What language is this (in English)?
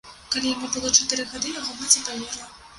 Belarusian